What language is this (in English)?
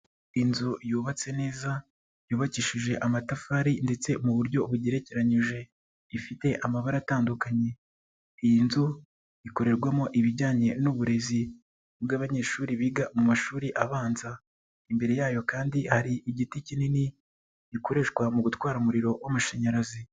Kinyarwanda